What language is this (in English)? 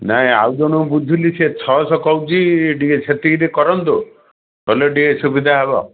Odia